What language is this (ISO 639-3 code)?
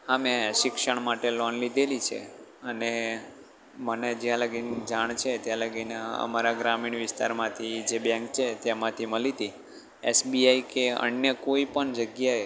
guj